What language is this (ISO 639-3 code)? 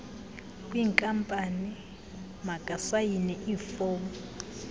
xho